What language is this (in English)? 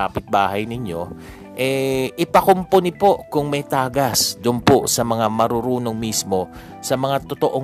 Filipino